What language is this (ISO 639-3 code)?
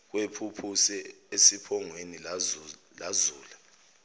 zul